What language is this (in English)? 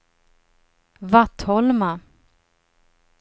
Swedish